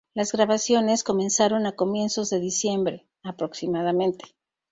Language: Spanish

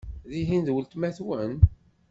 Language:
Kabyle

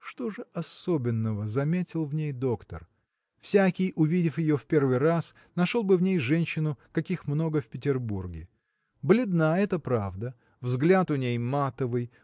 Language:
Russian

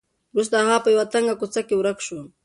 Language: Pashto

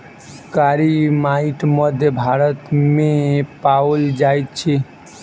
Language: Maithili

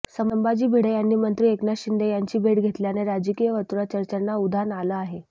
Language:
Marathi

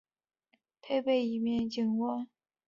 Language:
Chinese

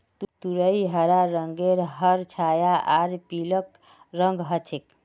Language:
Magahi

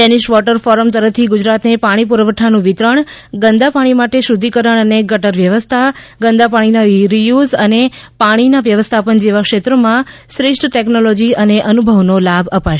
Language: Gujarati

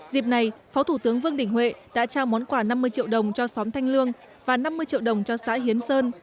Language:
Vietnamese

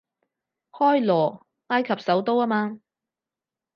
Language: Cantonese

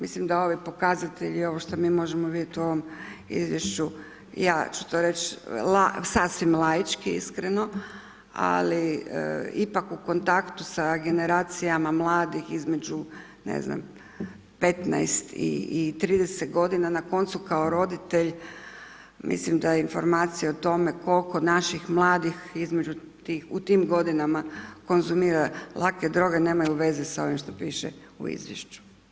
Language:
Croatian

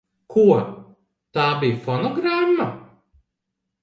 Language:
Latvian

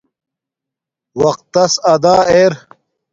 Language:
Domaaki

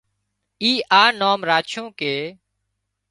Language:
Wadiyara Koli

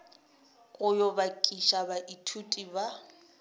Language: Northern Sotho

